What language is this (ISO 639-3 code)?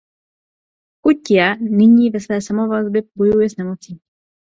ces